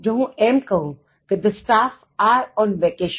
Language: Gujarati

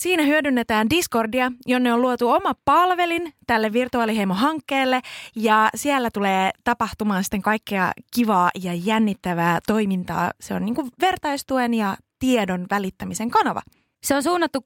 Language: Finnish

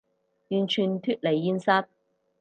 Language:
Cantonese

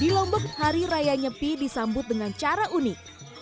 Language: Indonesian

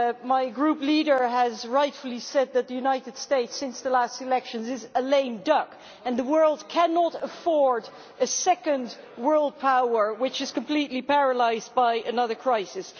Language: English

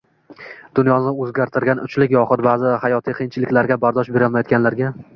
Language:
Uzbek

